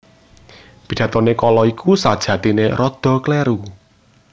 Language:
Javanese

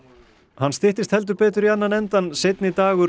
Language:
Icelandic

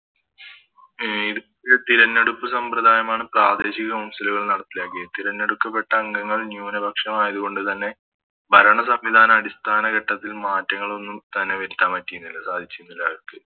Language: Malayalam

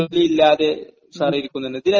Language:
Malayalam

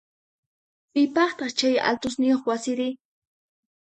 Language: Puno Quechua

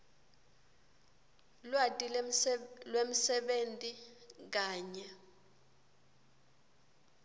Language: Swati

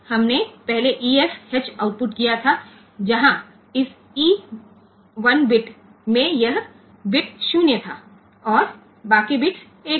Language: Hindi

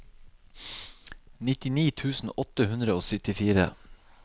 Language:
Norwegian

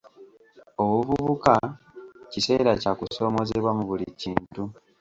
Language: Ganda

